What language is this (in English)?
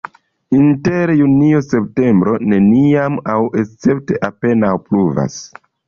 Esperanto